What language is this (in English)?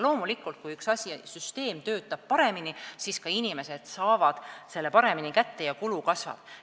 Estonian